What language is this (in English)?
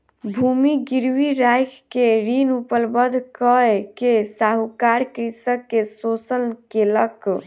Maithili